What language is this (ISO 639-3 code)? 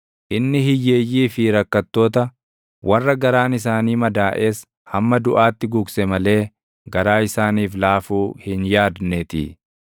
orm